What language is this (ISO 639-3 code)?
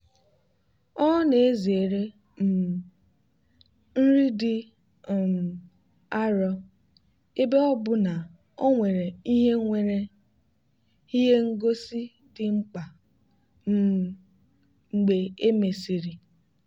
ibo